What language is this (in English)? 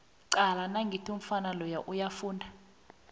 South Ndebele